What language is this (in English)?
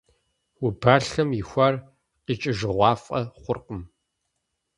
Kabardian